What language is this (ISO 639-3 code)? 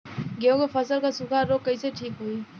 bho